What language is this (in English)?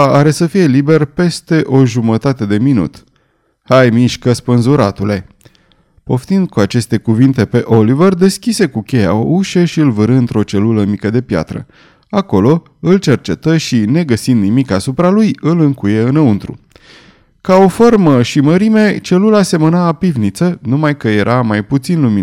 Romanian